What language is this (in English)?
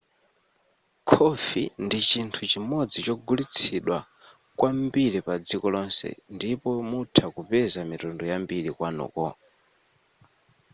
Nyanja